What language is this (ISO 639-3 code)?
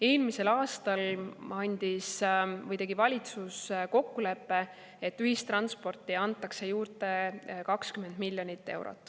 est